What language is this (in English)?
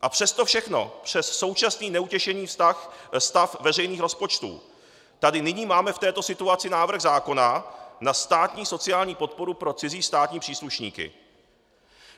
Czech